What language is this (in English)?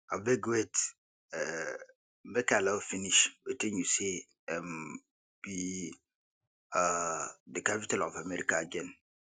Nigerian Pidgin